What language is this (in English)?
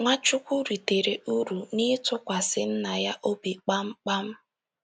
Igbo